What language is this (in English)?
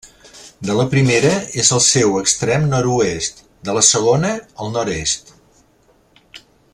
Catalan